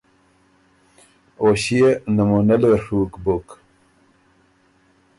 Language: Ormuri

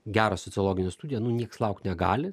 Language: Lithuanian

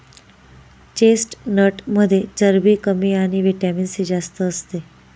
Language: Marathi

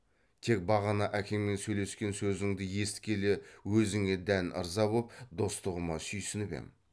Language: Kazakh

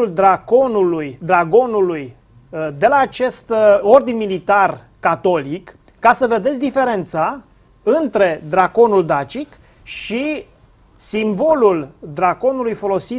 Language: Romanian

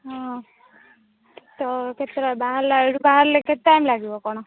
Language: Odia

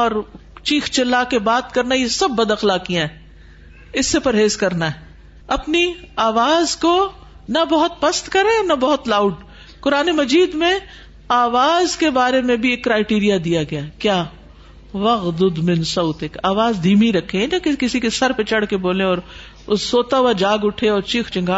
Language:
Urdu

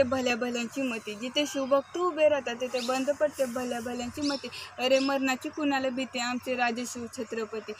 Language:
Romanian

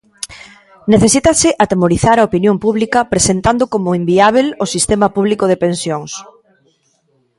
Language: Galician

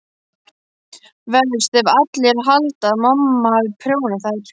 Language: Icelandic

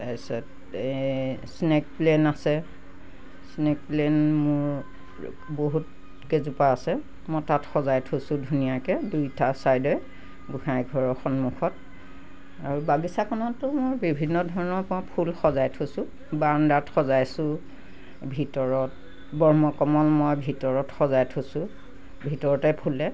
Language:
Assamese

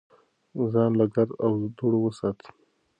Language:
Pashto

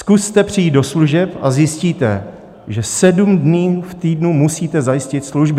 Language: Czech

